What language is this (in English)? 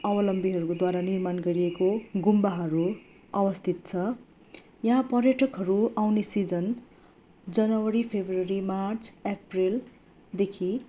Nepali